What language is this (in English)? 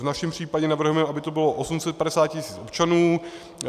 Czech